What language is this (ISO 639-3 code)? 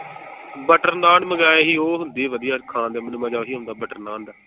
pan